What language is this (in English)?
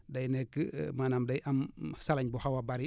Wolof